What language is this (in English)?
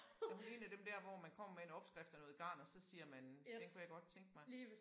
Danish